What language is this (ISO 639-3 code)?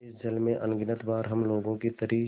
hin